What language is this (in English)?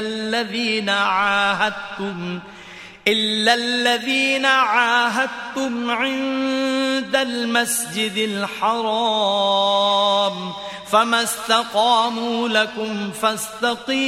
Korean